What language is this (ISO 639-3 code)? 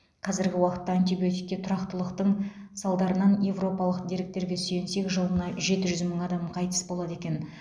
kaz